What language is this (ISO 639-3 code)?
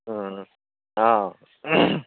brx